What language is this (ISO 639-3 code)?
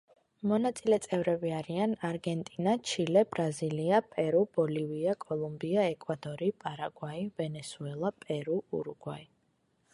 kat